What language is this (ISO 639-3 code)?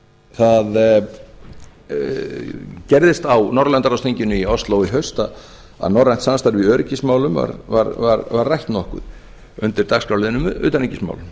isl